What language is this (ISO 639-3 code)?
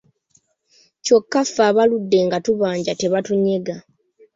lug